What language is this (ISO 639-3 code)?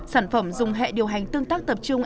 vie